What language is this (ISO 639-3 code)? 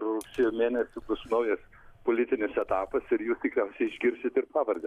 lit